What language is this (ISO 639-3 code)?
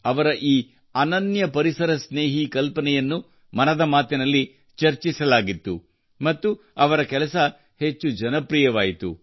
kan